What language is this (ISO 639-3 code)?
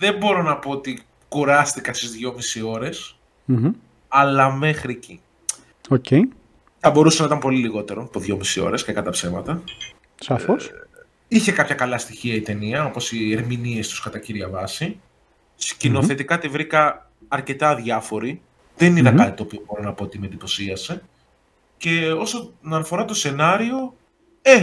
ell